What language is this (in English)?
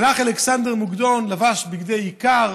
Hebrew